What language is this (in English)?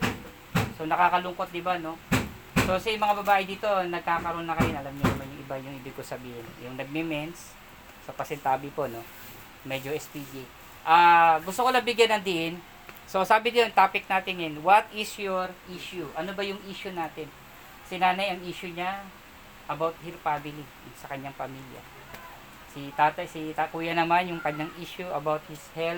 Filipino